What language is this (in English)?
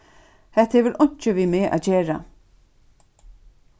Faroese